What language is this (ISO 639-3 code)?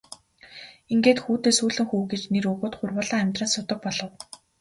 mon